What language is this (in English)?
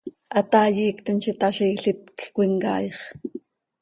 Seri